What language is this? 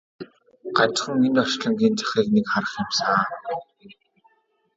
Mongolian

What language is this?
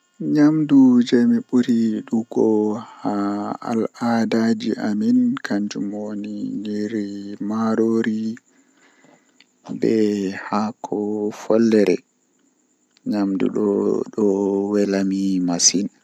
Western Niger Fulfulde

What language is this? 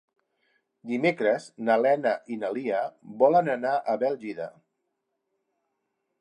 Catalan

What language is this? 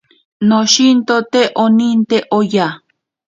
Ashéninka Perené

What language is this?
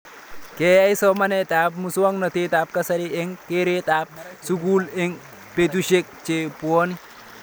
Kalenjin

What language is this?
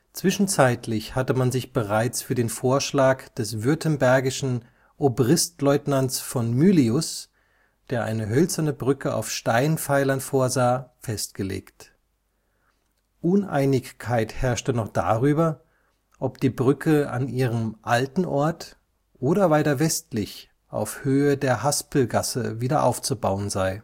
German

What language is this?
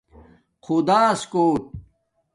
Domaaki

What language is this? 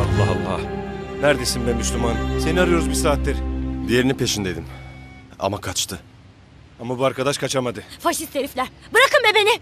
Turkish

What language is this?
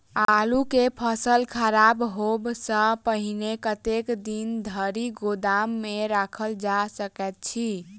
Maithili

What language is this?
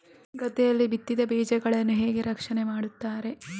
Kannada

